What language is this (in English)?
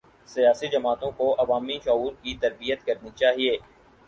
Urdu